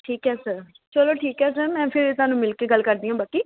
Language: Punjabi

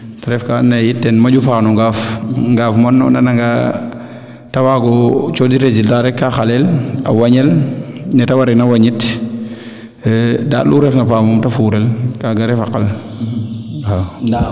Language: Serer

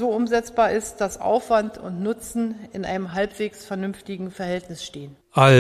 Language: German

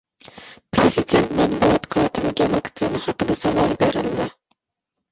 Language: Uzbek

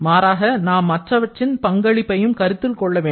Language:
Tamil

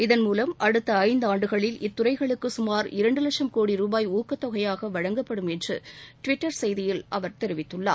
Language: Tamil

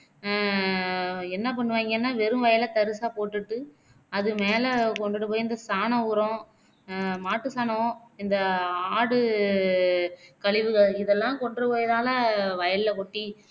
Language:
Tamil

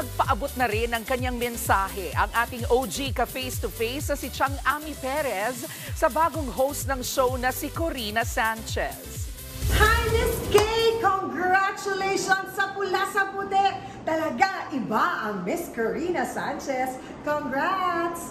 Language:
Filipino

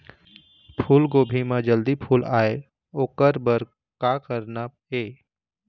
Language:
Chhattisgarhi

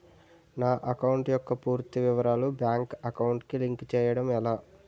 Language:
Telugu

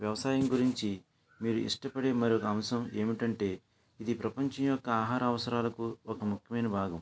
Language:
Telugu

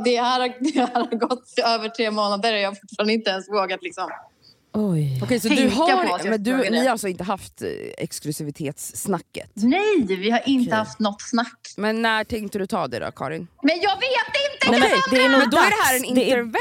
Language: Swedish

